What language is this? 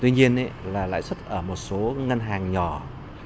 Vietnamese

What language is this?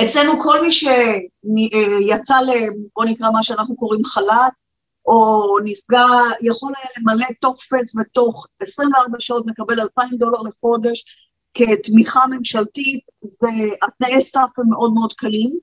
Hebrew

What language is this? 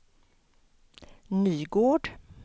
Swedish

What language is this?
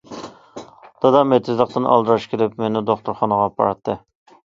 Uyghur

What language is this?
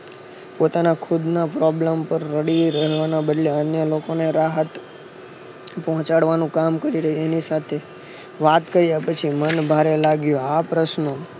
Gujarati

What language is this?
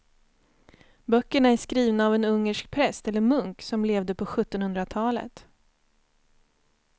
Swedish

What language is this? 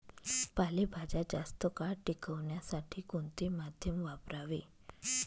Marathi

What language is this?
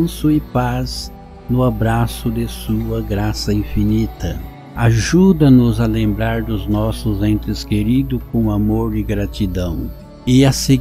Portuguese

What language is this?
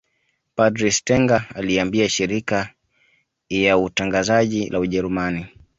Swahili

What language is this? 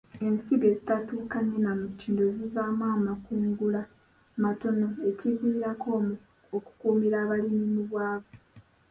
Ganda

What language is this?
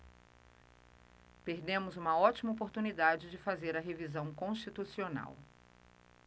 Portuguese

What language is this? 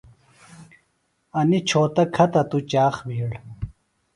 Phalura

